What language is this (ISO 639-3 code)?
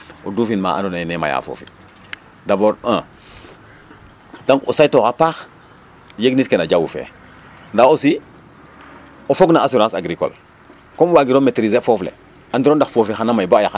srr